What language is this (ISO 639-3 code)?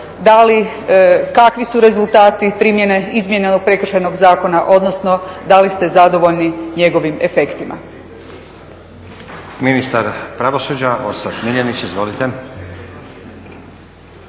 hrv